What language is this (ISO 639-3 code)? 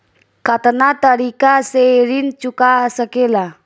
bho